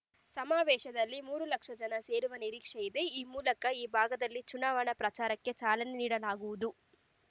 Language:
Kannada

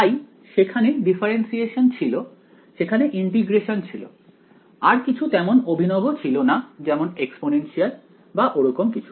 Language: Bangla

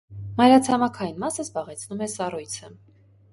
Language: Armenian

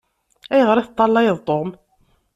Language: Kabyle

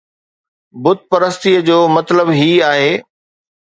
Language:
Sindhi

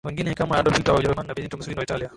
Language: Swahili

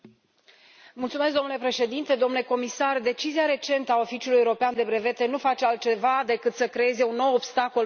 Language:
Romanian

